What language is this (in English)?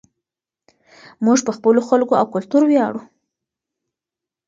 Pashto